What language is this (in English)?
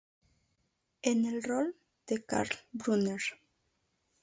Spanish